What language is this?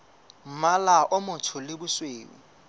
Southern Sotho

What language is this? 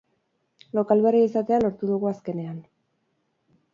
Basque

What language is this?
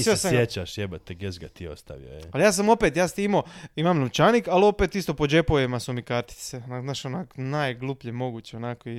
Croatian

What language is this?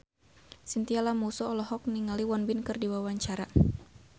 Sundanese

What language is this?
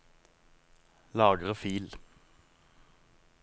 Norwegian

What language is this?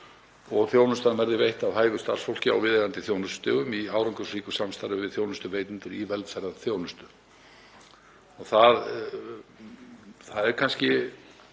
Icelandic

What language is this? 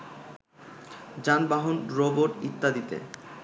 Bangla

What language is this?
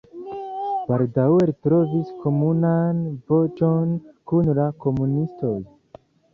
Esperanto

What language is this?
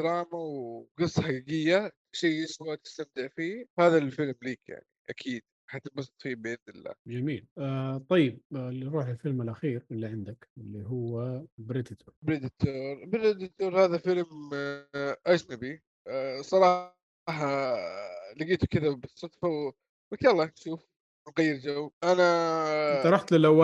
Arabic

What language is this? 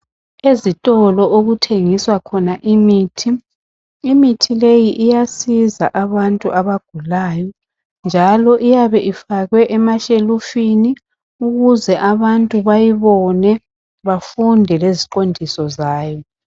North Ndebele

